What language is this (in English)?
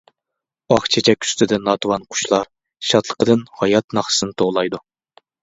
Uyghur